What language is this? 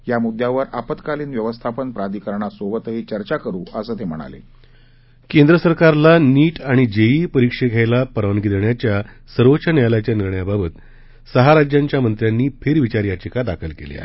Marathi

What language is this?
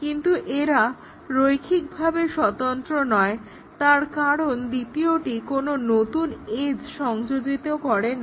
Bangla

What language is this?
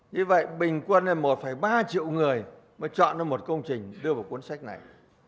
Vietnamese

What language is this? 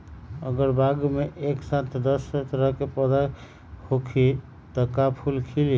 Magahi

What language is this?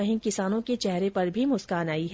Hindi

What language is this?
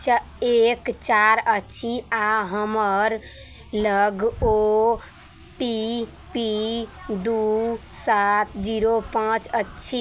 Maithili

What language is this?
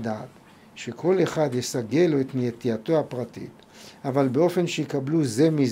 Hebrew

